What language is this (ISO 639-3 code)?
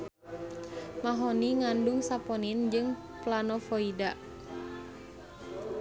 sun